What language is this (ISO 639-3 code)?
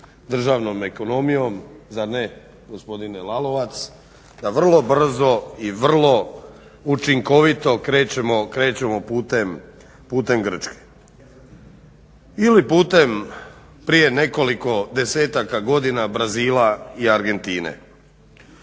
hrv